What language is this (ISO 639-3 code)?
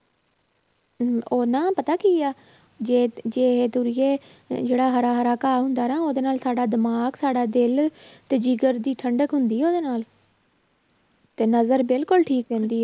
pan